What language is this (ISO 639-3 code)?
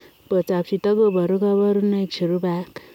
kln